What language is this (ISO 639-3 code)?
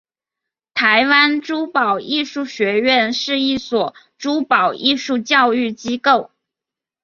zho